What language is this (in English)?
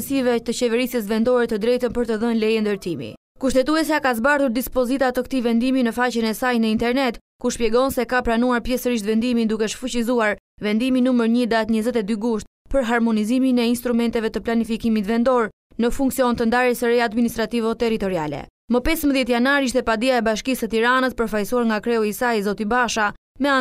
Romanian